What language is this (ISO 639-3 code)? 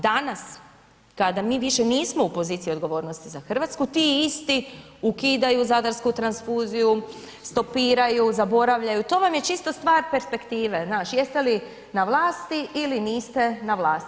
hrv